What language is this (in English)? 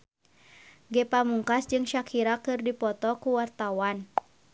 Sundanese